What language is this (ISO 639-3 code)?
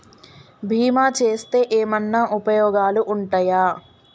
tel